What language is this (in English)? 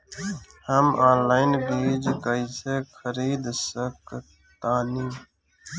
Bhojpuri